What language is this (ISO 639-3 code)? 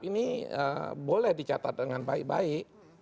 ind